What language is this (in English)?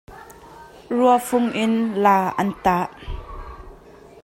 Hakha Chin